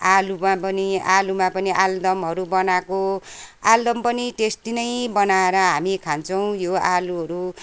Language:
Nepali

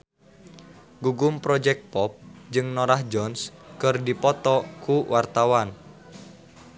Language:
Sundanese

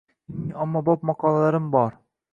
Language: Uzbek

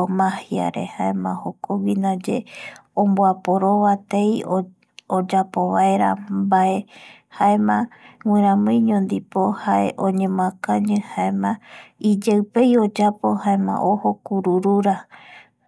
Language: Eastern Bolivian Guaraní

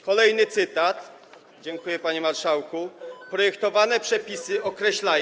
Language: Polish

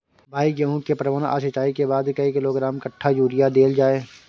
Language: Maithili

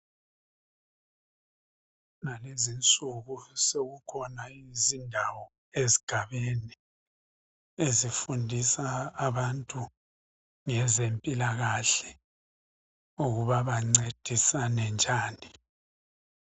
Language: North Ndebele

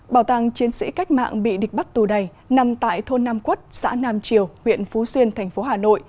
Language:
Vietnamese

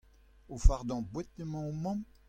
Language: Breton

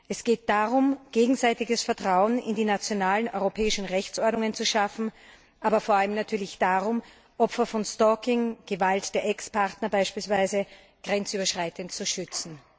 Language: German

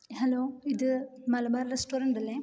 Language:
Malayalam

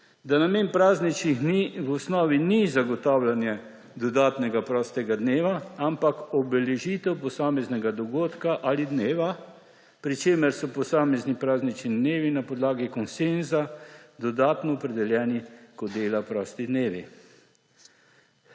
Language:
Slovenian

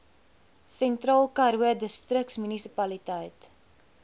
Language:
Afrikaans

